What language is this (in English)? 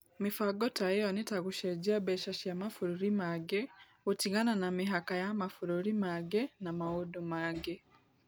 Kikuyu